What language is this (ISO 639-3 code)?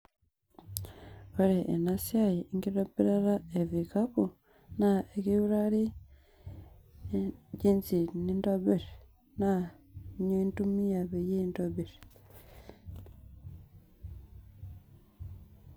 mas